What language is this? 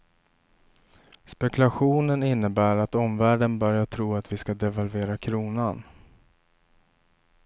Swedish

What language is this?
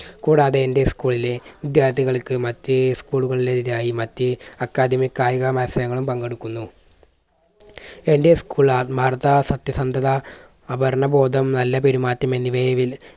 Malayalam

